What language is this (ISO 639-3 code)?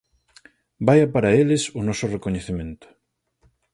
glg